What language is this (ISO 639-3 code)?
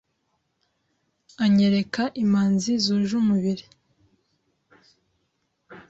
kin